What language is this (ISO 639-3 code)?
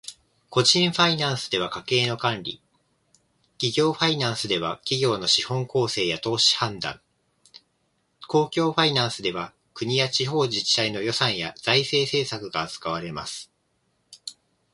jpn